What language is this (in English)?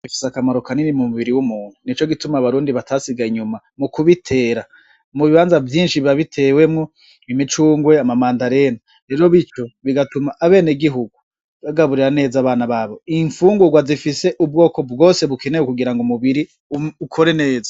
Rundi